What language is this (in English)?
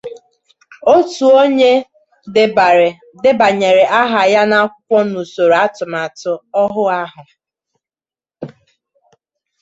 Igbo